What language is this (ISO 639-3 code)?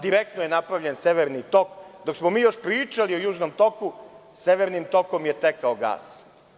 srp